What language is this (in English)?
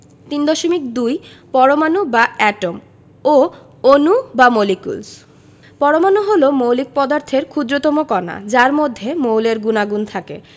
Bangla